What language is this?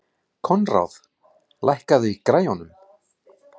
Icelandic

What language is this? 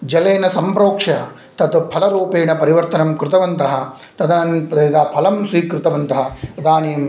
Sanskrit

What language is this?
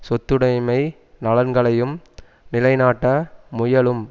Tamil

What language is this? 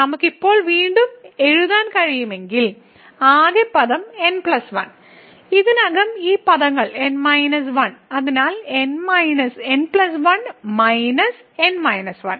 Malayalam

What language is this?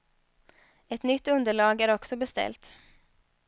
Swedish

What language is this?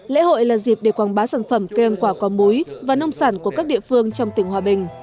Vietnamese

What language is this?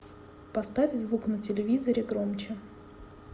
Russian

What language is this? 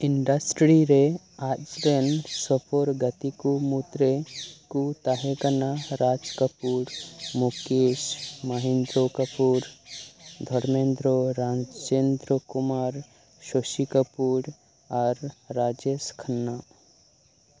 Santali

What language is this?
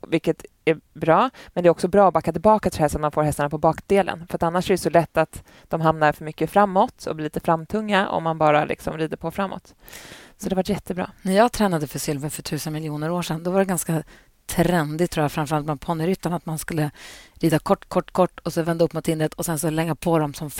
Swedish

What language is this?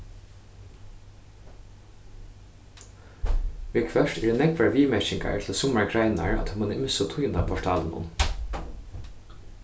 Faroese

